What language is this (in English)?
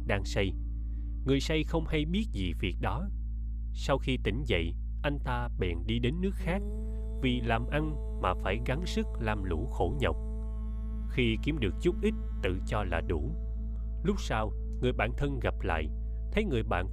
Vietnamese